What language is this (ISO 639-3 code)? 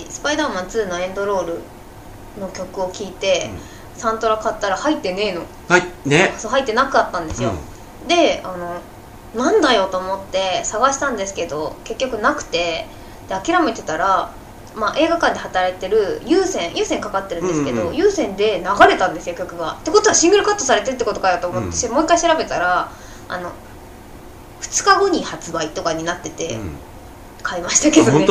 jpn